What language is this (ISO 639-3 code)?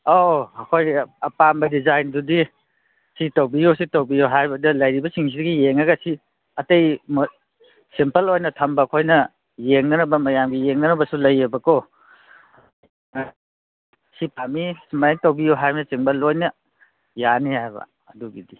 mni